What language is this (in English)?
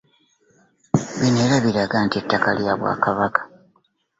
Ganda